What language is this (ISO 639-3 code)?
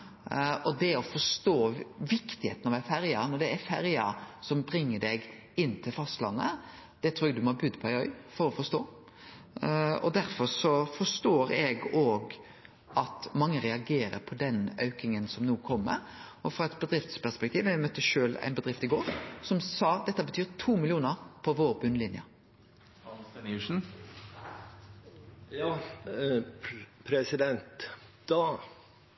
nno